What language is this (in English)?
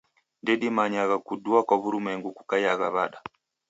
Taita